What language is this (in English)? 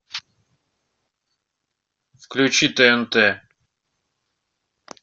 Russian